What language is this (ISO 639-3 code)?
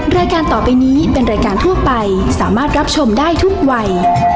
tha